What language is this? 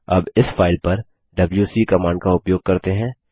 Hindi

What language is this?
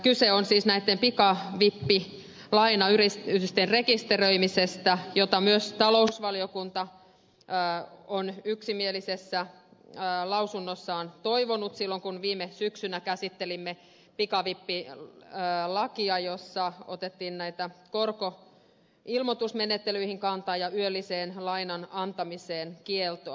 Finnish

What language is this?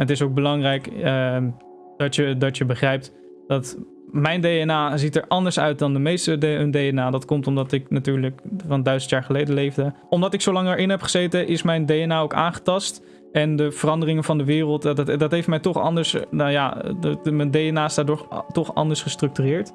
Dutch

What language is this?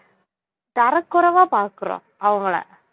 Tamil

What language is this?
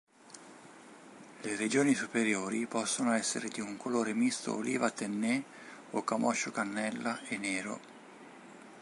Italian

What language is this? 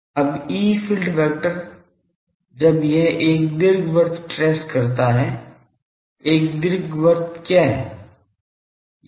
Hindi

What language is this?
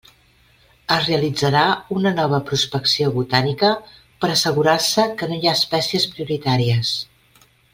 Catalan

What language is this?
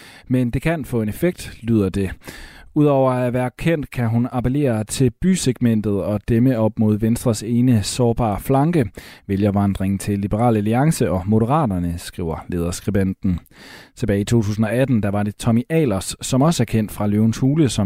Danish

